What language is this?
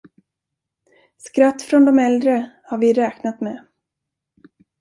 Swedish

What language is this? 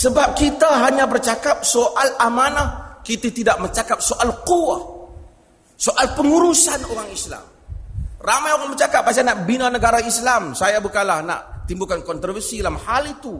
Malay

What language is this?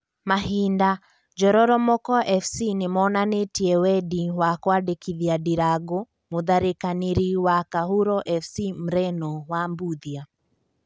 Kikuyu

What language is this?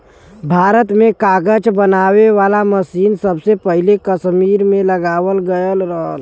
Bhojpuri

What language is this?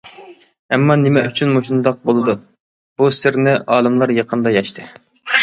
Uyghur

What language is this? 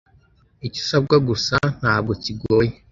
Kinyarwanda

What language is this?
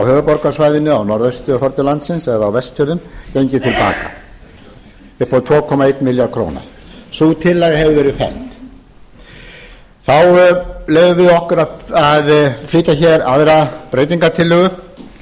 Icelandic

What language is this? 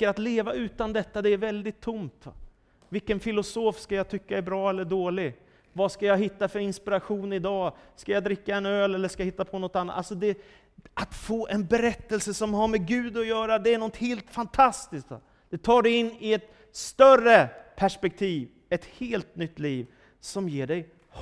Swedish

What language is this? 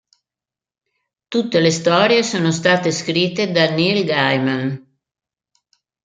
Italian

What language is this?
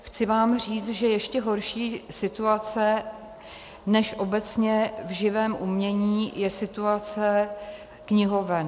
Czech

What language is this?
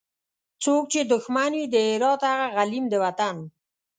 Pashto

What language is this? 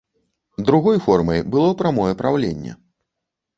Belarusian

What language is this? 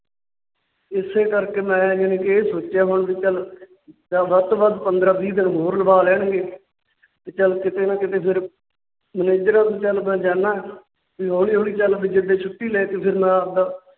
Punjabi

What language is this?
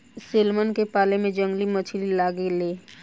Bhojpuri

